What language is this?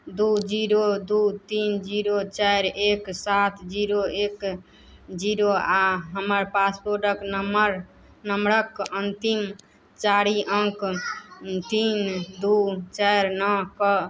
Maithili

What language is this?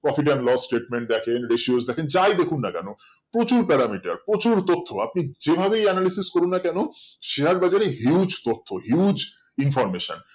Bangla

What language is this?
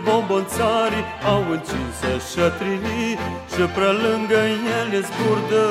Romanian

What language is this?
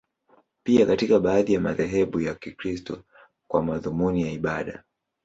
Swahili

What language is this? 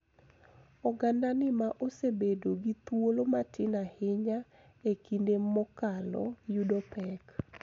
Luo (Kenya and Tanzania)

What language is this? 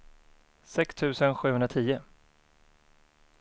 Swedish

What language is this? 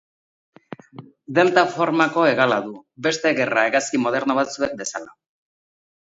Basque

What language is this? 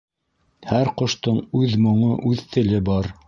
Bashkir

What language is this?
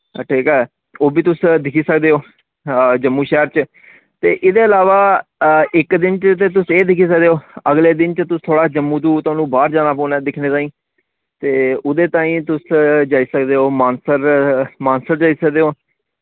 Dogri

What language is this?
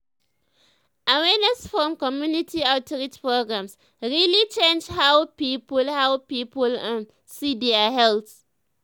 Nigerian Pidgin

